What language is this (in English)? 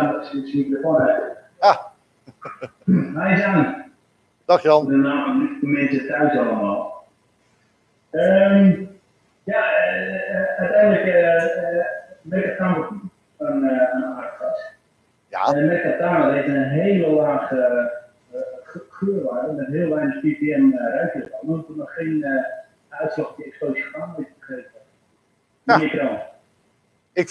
Dutch